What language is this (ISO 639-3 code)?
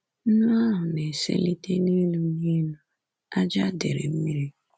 ibo